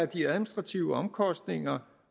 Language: Danish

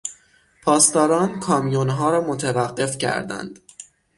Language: Persian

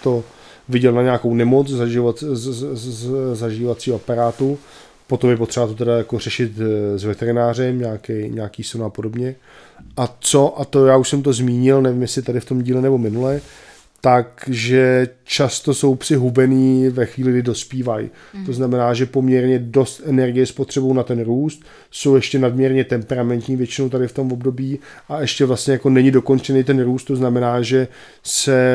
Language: Czech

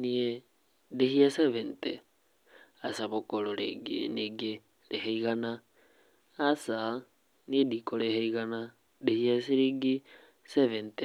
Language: Kikuyu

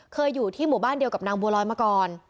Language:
Thai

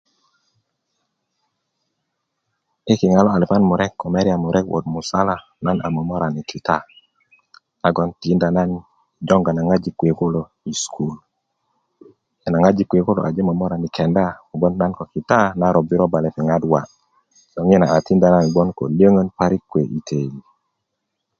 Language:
Kuku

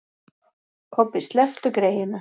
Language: Icelandic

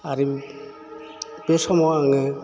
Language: Bodo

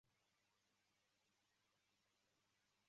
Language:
Chinese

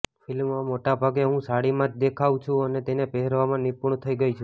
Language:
Gujarati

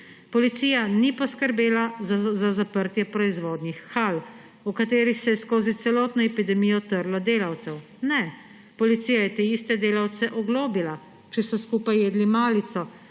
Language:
Slovenian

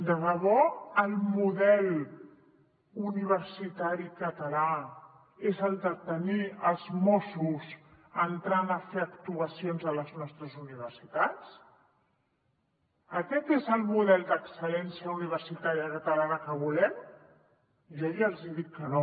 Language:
Catalan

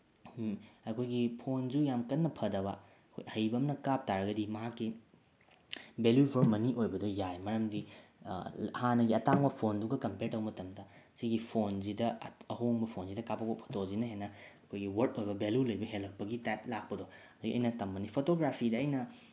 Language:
Manipuri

